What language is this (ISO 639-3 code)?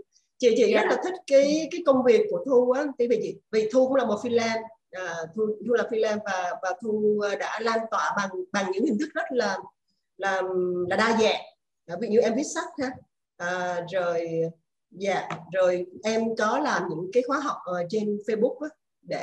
vie